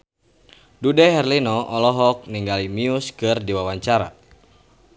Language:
Sundanese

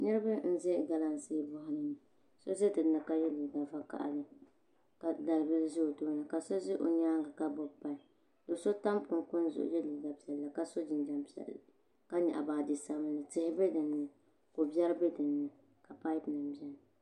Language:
Dagbani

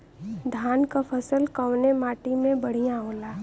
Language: Bhojpuri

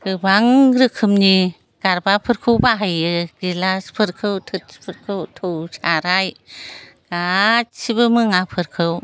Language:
Bodo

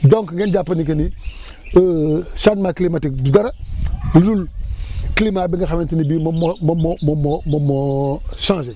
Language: Wolof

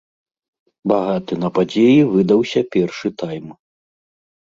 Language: Belarusian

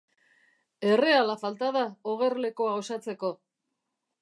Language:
Basque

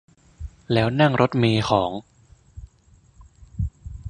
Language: Thai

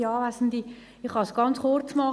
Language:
Swiss German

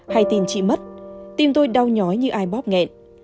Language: Vietnamese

